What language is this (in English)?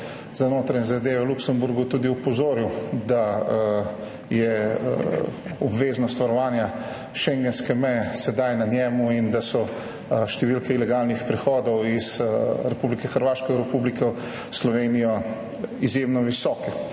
Slovenian